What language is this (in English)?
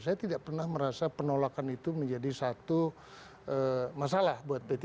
Indonesian